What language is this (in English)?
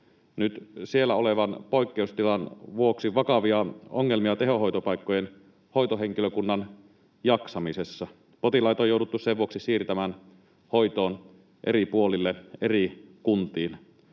Finnish